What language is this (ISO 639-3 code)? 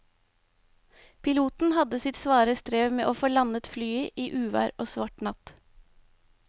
nor